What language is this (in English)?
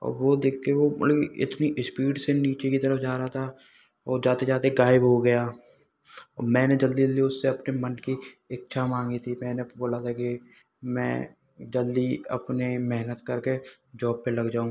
Hindi